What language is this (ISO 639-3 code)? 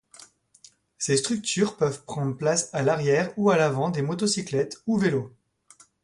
fra